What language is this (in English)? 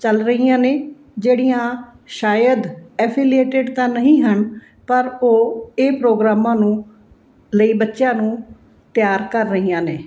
Punjabi